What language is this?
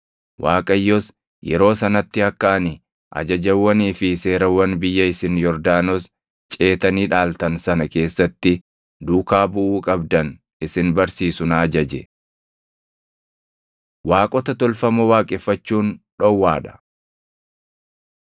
Oromo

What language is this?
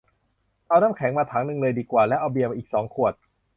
Thai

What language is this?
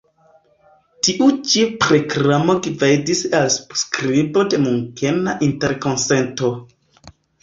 Esperanto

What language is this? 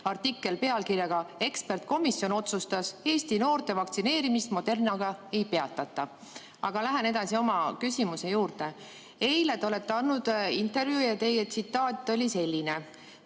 Estonian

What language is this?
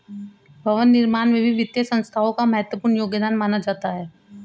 Hindi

